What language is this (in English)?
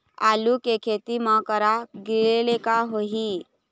Chhattisgarhi